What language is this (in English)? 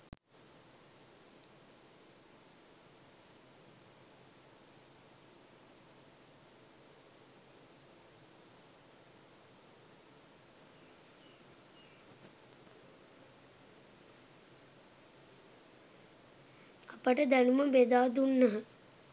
Sinhala